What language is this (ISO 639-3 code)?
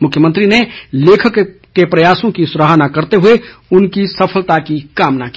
hin